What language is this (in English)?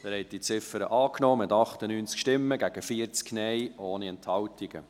Swiss German